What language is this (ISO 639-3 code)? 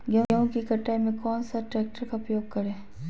mag